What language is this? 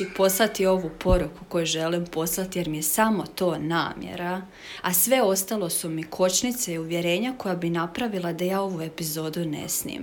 Croatian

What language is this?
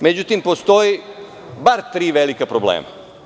Serbian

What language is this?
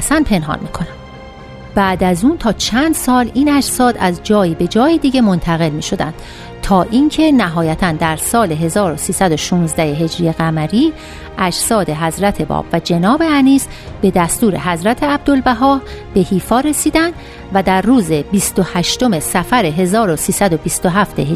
Persian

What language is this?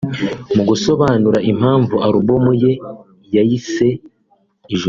Kinyarwanda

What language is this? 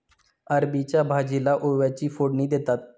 Marathi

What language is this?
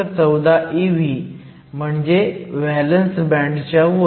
Marathi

